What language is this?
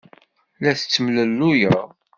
Kabyle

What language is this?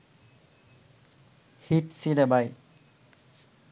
Bangla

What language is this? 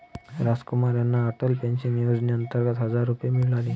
Marathi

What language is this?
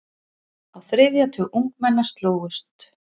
Icelandic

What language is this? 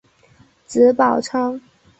Chinese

